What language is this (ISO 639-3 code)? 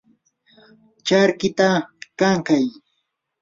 qur